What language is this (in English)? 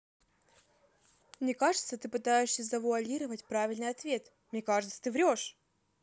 Russian